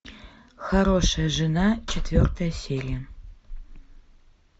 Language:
Russian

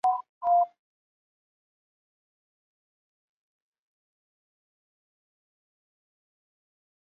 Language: Chinese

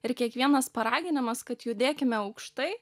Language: Lithuanian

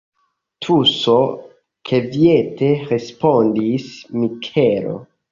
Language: Esperanto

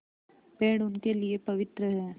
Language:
Hindi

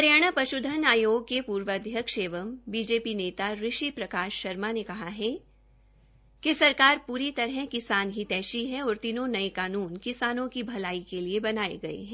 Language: Hindi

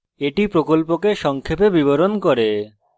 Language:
Bangla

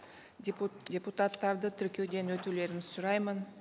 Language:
Kazakh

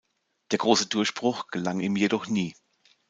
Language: German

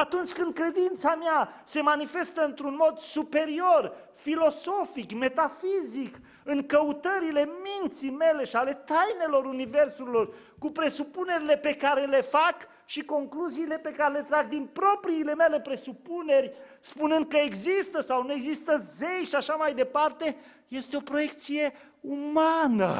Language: Romanian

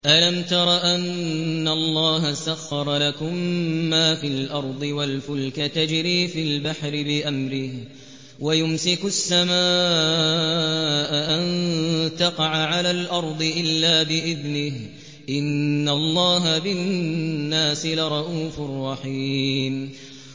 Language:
Arabic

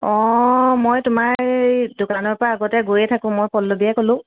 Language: Assamese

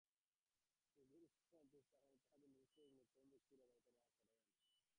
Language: Bangla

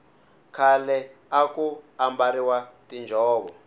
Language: Tsonga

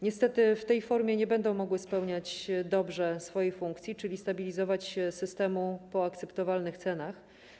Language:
Polish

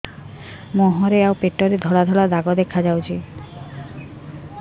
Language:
Odia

